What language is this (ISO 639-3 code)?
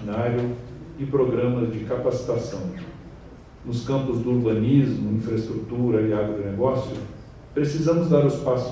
por